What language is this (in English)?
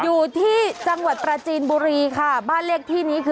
Thai